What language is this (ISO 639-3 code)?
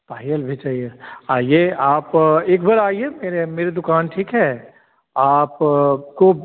hin